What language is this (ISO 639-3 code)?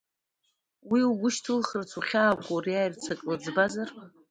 abk